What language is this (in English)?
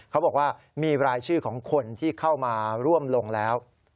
Thai